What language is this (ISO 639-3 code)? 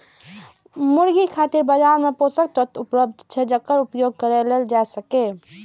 mai